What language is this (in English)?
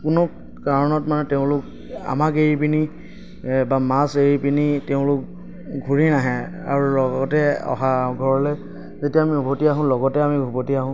Assamese